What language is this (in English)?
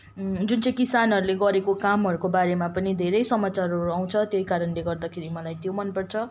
Nepali